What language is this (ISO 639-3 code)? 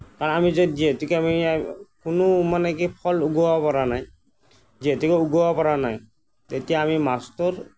asm